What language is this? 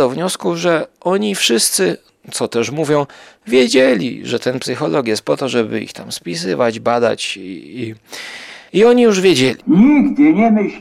Polish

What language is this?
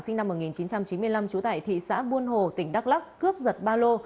Vietnamese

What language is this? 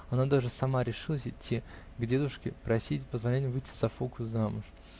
Russian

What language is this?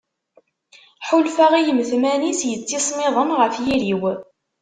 Kabyle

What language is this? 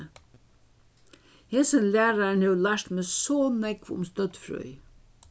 Faroese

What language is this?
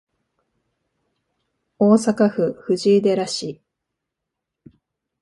Japanese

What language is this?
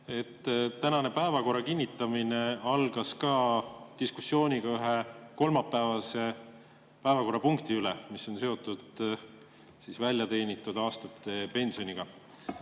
Estonian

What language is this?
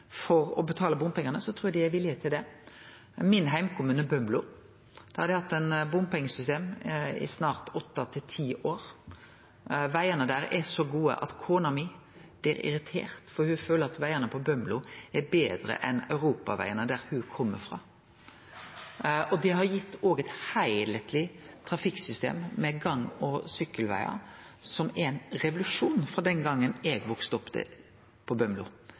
Norwegian Nynorsk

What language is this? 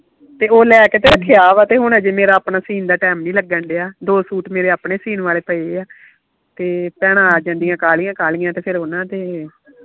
Punjabi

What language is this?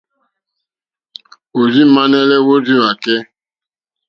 Mokpwe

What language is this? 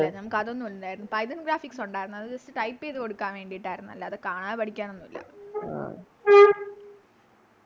Malayalam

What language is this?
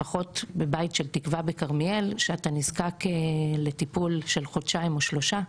Hebrew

